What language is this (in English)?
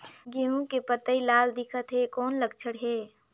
Chhattisgarhi